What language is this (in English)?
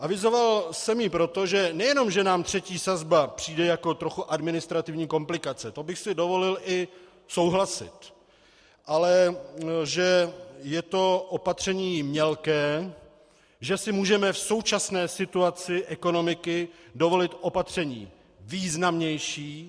Czech